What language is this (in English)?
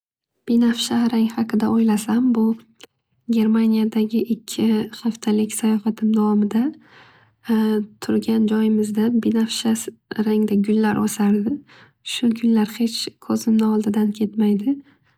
Uzbek